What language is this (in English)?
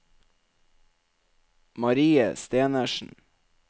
Norwegian